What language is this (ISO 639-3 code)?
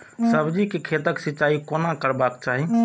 mai